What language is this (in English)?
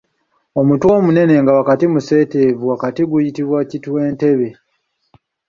Ganda